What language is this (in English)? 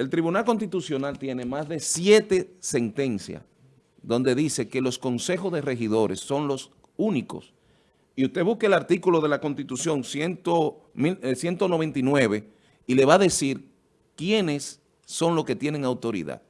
Spanish